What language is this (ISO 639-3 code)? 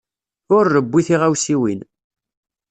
kab